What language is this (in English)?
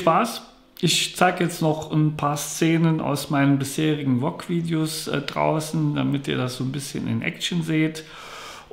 German